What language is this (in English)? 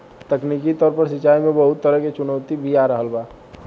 Bhojpuri